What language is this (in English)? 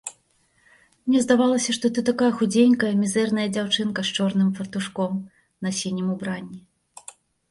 Belarusian